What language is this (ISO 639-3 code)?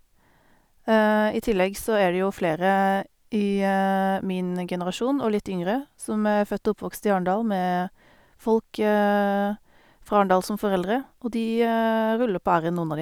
nor